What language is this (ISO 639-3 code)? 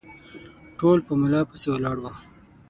pus